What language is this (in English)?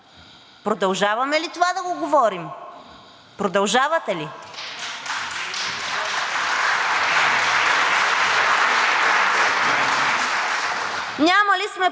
Bulgarian